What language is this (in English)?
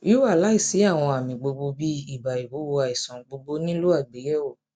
Yoruba